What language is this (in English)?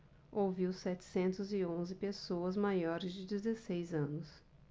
Portuguese